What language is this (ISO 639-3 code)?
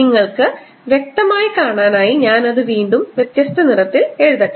mal